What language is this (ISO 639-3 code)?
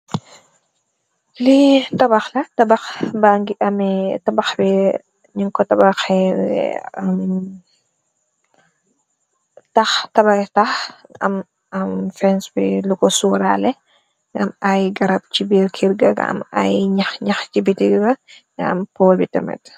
wol